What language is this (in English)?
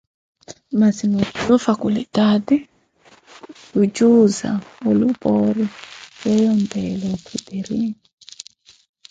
Koti